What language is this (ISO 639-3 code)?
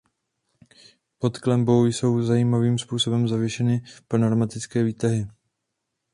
ces